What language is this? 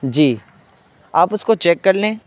Urdu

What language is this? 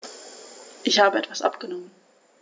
German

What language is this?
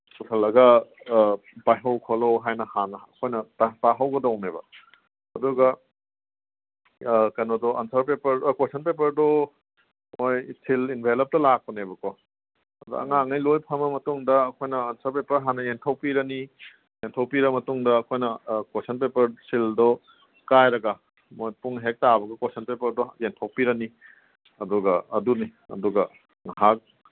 Manipuri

